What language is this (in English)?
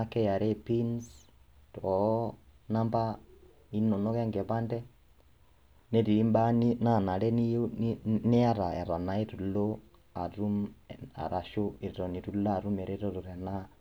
Masai